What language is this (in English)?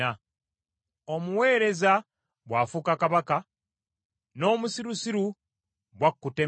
Ganda